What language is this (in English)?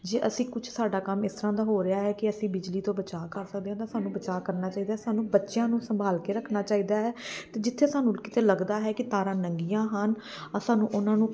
Punjabi